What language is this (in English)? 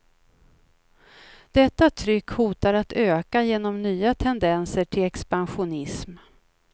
Swedish